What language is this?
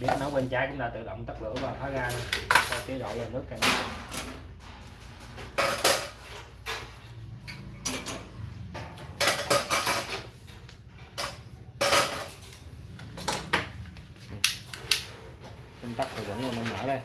Vietnamese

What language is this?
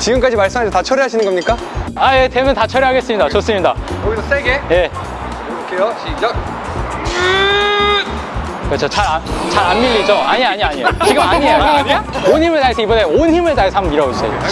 Korean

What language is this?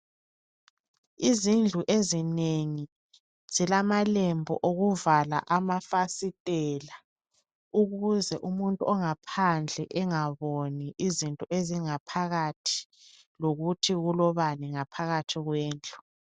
North Ndebele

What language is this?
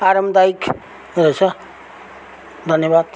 Nepali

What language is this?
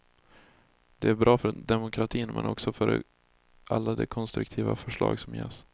Swedish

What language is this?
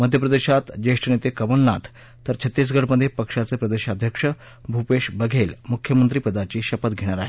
Marathi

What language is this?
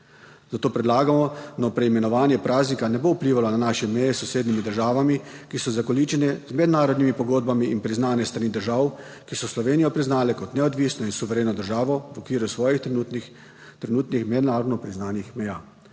Slovenian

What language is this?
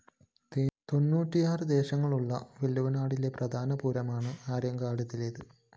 Malayalam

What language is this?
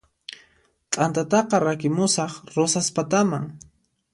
Puno Quechua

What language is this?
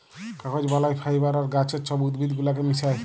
Bangla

